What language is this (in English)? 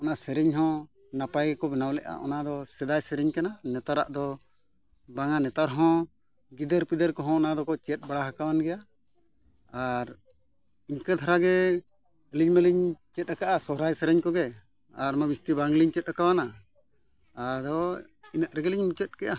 Santali